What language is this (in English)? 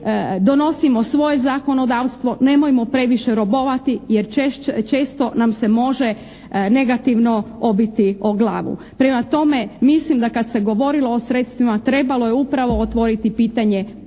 Croatian